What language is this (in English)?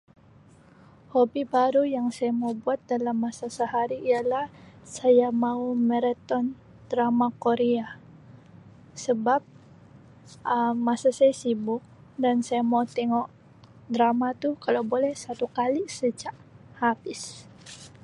Sabah Malay